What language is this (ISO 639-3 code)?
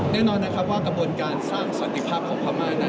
tha